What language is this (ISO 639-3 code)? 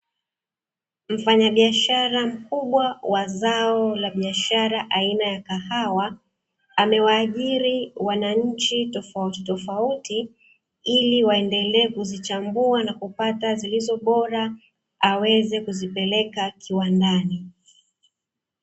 swa